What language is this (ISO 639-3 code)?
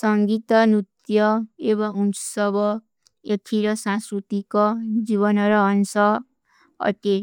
uki